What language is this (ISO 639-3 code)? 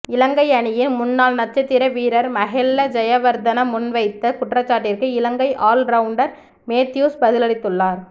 tam